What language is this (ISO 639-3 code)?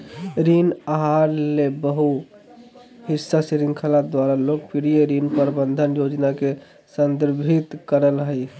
mag